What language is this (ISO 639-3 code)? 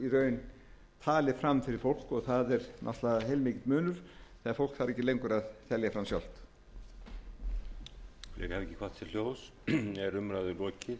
isl